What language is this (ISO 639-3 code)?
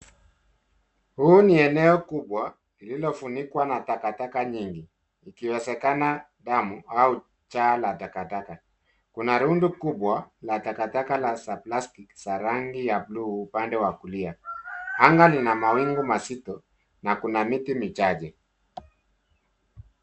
swa